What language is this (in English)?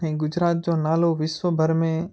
Sindhi